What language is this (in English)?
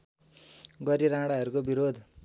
Nepali